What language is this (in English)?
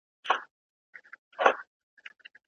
Pashto